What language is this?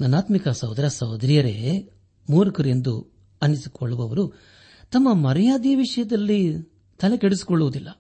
Kannada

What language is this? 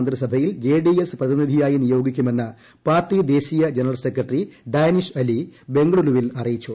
Malayalam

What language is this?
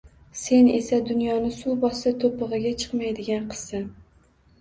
Uzbek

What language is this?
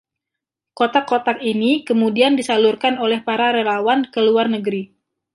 Indonesian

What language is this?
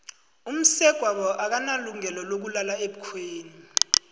South Ndebele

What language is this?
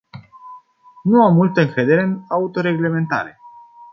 Romanian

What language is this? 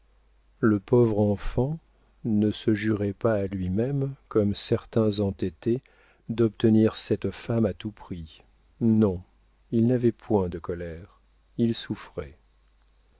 French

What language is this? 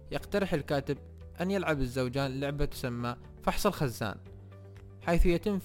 Arabic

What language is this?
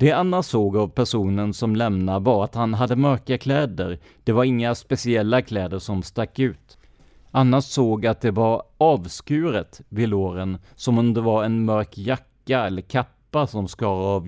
Swedish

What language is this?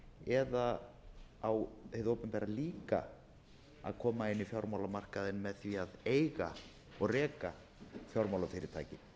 Icelandic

